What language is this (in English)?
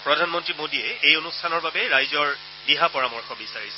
Assamese